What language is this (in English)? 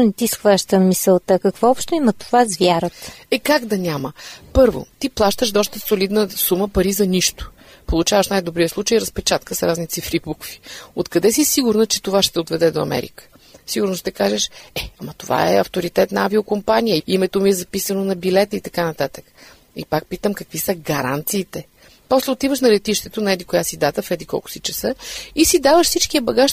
Bulgarian